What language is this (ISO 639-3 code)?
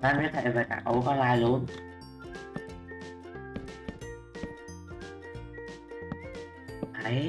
vie